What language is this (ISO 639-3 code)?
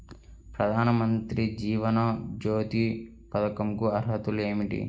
tel